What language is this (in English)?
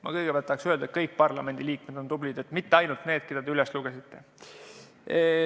Estonian